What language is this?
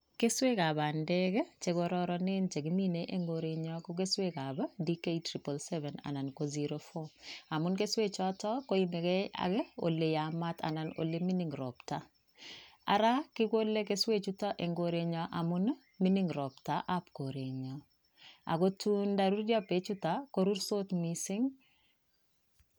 Kalenjin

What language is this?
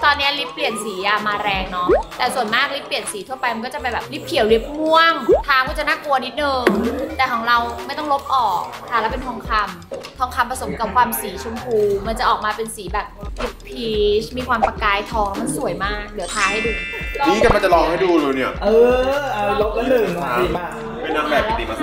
Thai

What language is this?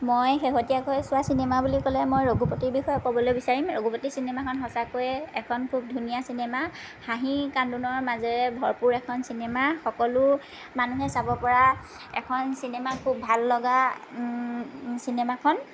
Assamese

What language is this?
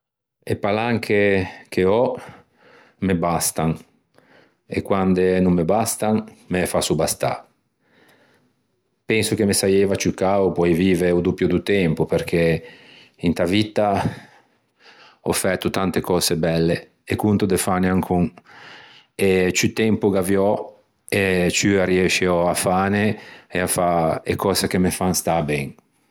Ligurian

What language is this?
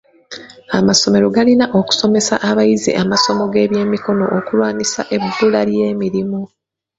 Ganda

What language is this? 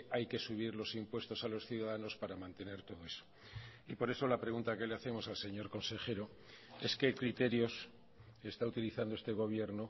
Spanish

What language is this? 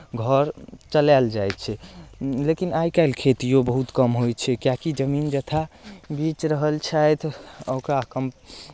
Maithili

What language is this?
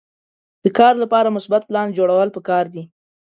Pashto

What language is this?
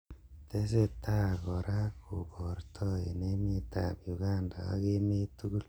Kalenjin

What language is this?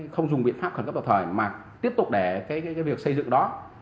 Vietnamese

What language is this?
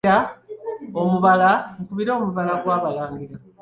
Ganda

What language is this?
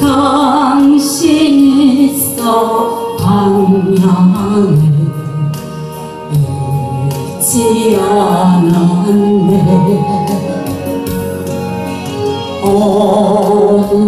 Korean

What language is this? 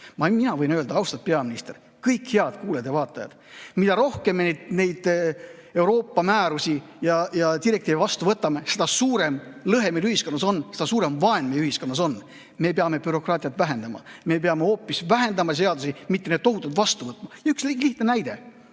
Estonian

